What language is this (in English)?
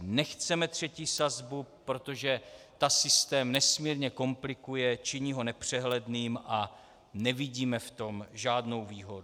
Czech